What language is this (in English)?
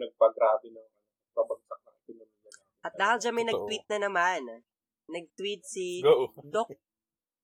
Filipino